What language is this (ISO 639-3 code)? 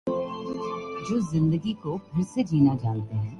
urd